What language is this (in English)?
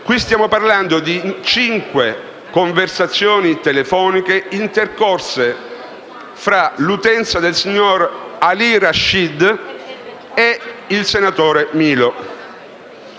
Italian